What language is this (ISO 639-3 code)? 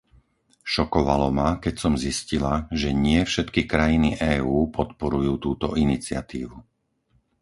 slk